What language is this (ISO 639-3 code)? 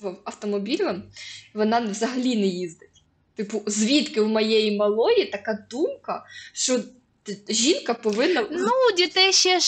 ukr